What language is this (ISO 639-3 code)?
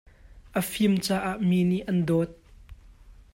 cnh